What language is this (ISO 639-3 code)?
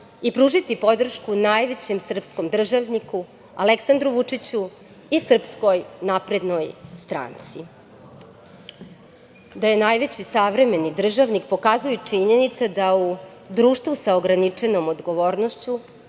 srp